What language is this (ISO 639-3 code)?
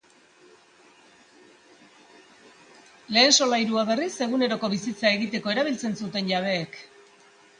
eus